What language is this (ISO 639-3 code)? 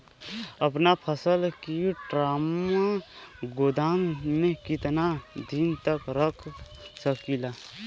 bho